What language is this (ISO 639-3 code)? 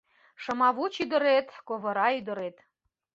chm